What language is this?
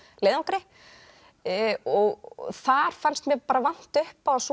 Icelandic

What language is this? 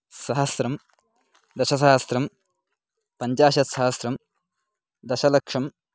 Sanskrit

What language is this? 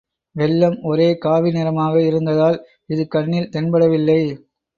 Tamil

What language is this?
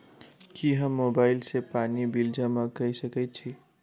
Maithili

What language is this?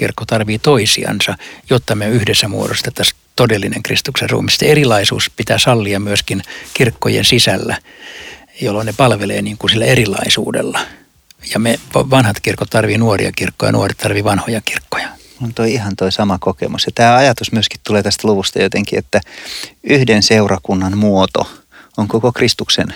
Finnish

